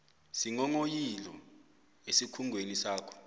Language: South Ndebele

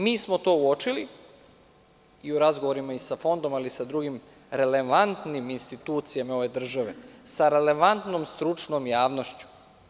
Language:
Serbian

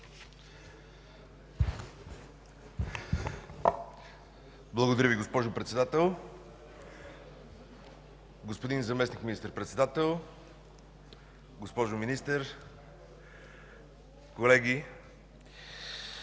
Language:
Bulgarian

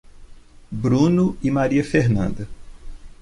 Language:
Portuguese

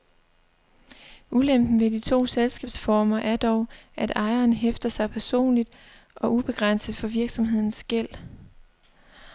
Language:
Danish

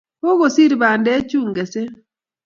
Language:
Kalenjin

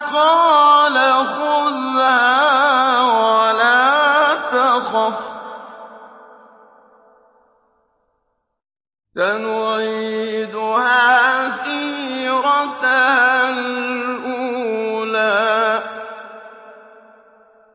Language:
Arabic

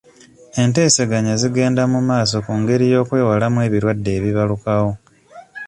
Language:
Ganda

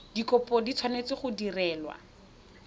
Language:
Tswana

